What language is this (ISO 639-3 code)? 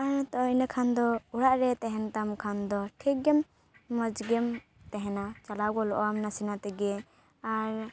sat